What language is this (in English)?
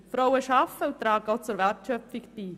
Swiss German